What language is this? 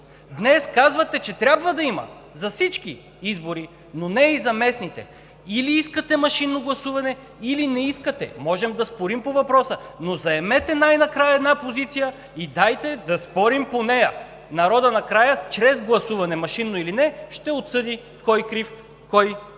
Bulgarian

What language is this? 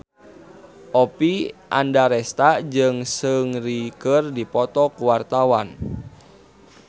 Sundanese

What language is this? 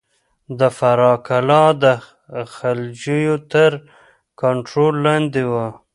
Pashto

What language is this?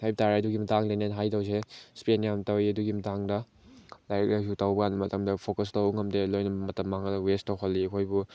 Manipuri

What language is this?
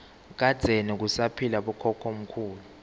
Swati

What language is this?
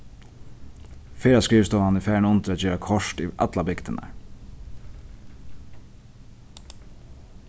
Faroese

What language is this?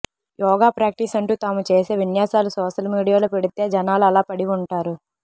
Telugu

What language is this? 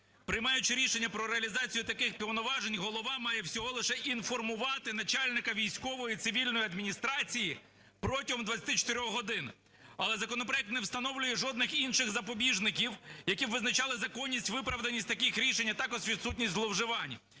Ukrainian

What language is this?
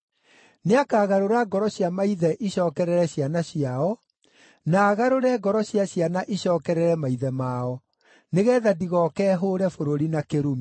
Kikuyu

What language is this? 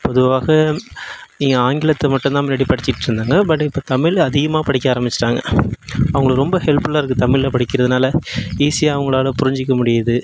Tamil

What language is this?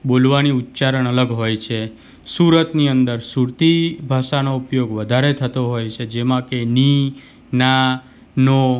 Gujarati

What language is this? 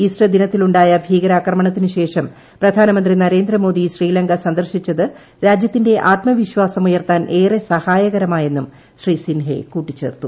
Malayalam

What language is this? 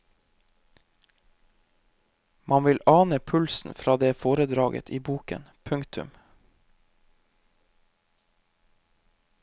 Norwegian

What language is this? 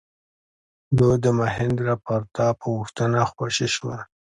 Pashto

